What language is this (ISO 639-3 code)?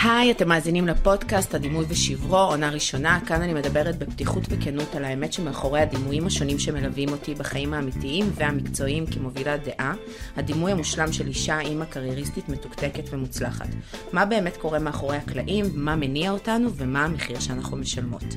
heb